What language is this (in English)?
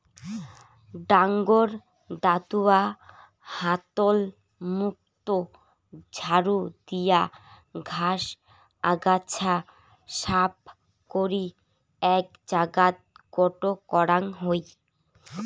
Bangla